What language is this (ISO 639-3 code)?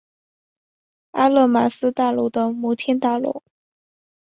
zho